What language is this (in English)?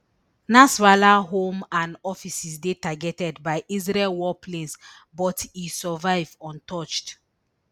Nigerian Pidgin